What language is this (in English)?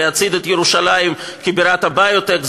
Hebrew